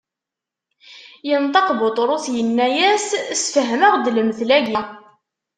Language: Kabyle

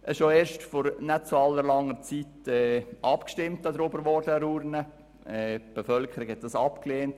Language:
Swiss German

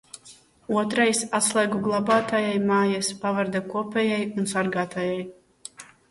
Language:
Latvian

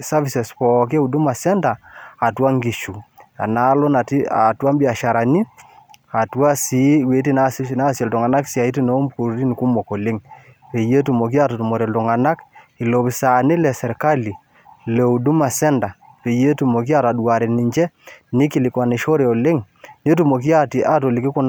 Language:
Masai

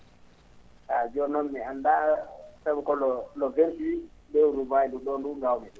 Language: Fula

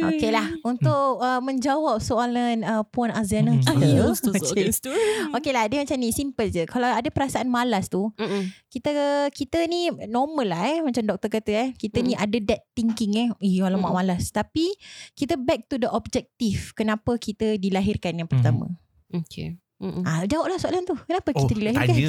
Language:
Malay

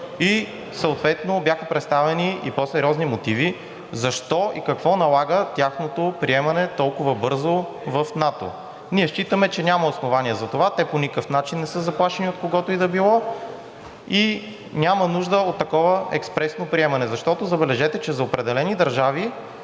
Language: Bulgarian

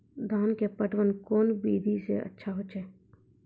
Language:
Maithili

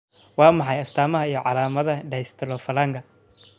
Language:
Somali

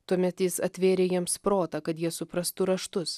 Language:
Lithuanian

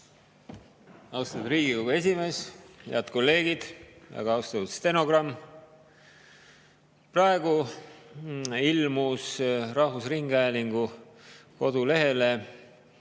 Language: Estonian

